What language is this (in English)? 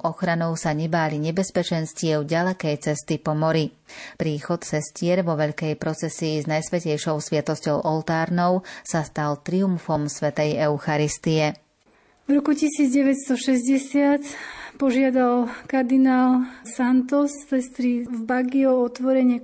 Slovak